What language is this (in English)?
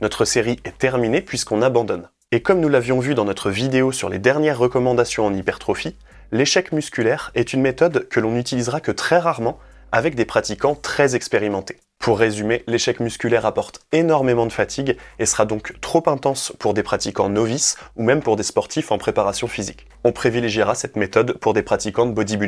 French